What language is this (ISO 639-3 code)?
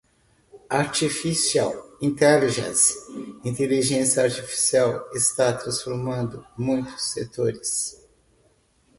por